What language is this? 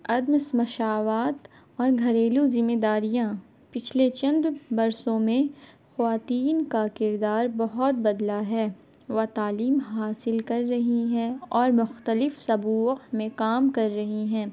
Urdu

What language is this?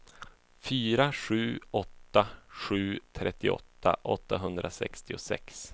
Swedish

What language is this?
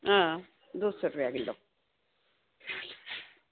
Dogri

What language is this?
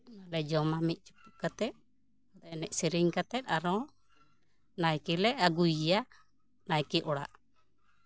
Santali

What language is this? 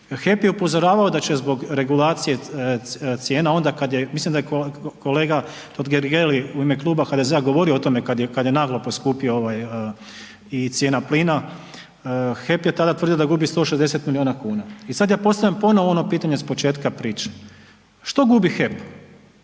Croatian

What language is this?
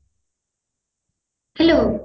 Odia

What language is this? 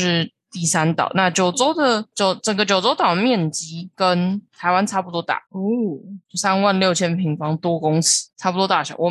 Chinese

